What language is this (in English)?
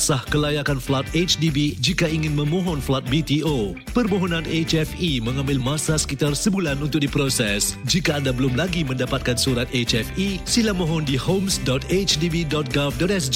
Malay